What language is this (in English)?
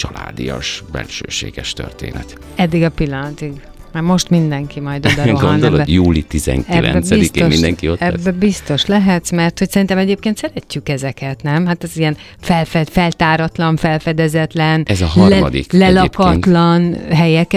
Hungarian